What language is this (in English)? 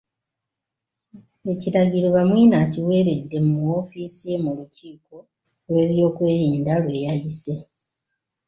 Ganda